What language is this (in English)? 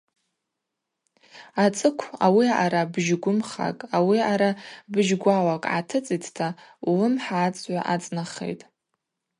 Abaza